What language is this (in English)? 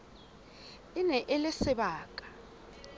Southern Sotho